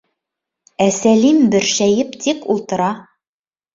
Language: Bashkir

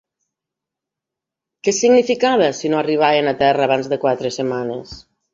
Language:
Catalan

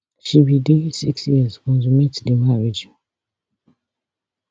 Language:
Nigerian Pidgin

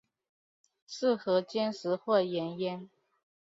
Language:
Chinese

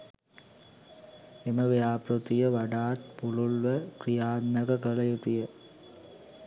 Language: Sinhala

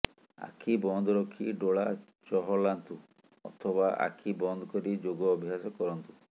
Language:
Odia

